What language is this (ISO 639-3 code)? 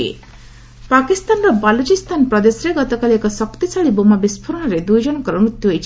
ori